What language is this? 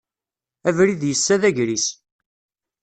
Kabyle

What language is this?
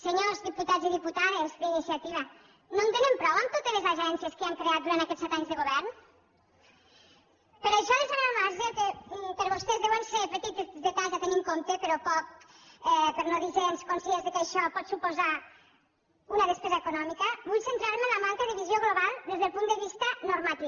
Catalan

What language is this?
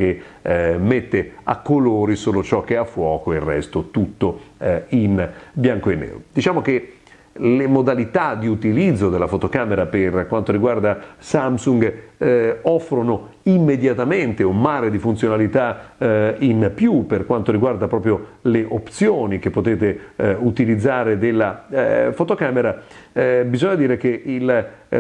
Italian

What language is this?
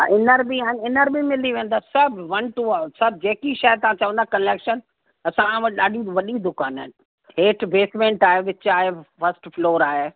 Sindhi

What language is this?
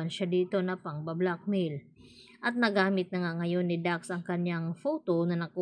Filipino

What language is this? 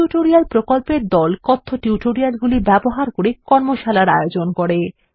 Bangla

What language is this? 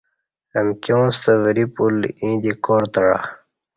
Kati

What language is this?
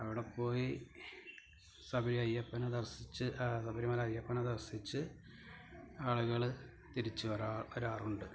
Malayalam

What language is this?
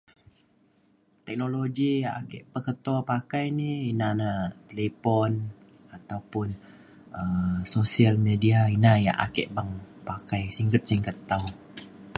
Mainstream Kenyah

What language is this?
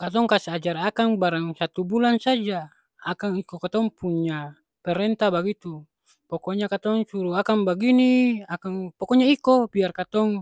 Ambonese Malay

